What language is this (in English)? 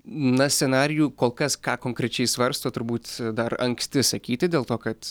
Lithuanian